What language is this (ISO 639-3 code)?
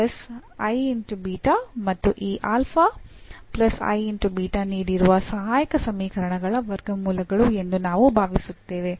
kan